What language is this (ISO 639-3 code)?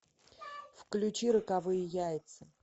rus